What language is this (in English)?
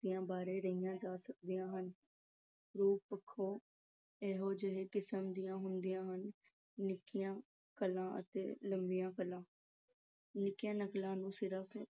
Punjabi